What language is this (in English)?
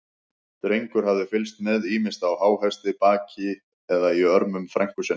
Icelandic